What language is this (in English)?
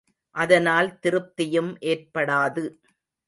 Tamil